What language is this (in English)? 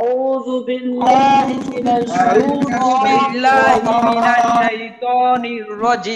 Arabic